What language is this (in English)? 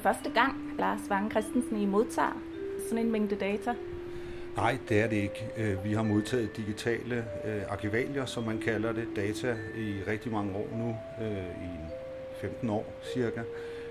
Danish